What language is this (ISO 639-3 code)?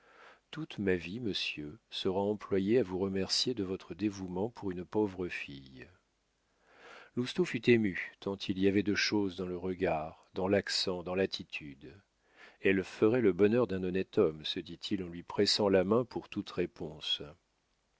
fra